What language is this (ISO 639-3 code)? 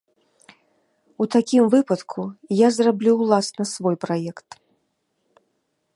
bel